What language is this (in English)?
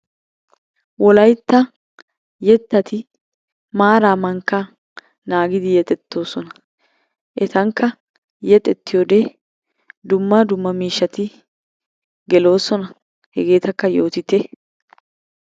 Wolaytta